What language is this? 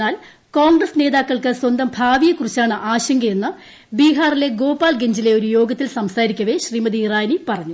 Malayalam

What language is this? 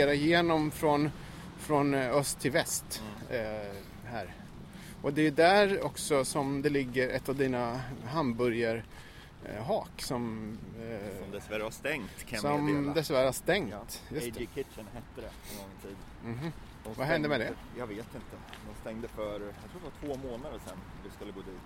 Swedish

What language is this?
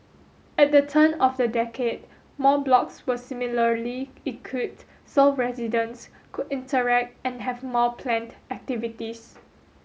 English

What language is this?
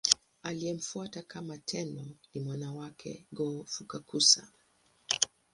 Swahili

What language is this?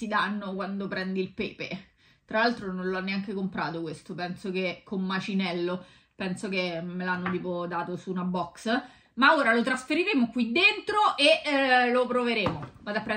Italian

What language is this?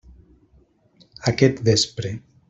Catalan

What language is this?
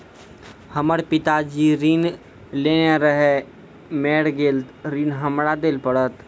Maithili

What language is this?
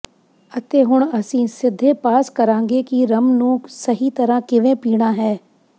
Punjabi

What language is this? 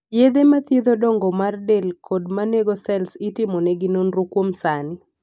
Luo (Kenya and Tanzania)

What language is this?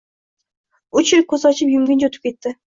Uzbek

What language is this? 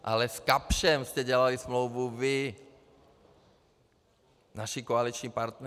Czech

